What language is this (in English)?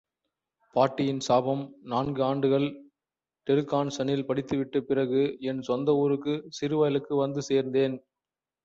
Tamil